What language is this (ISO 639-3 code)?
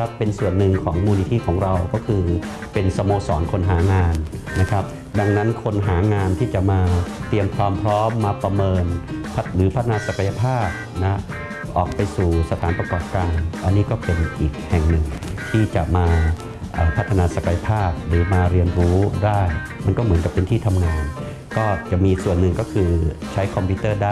tha